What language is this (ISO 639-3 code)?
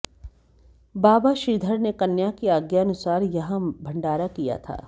hin